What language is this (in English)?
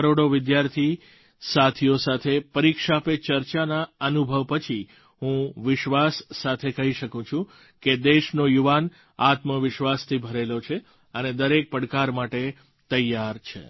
Gujarati